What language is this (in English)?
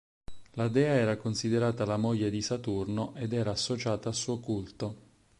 Italian